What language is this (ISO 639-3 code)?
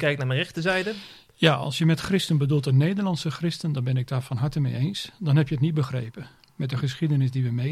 nld